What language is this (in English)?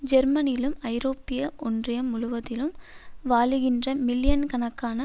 Tamil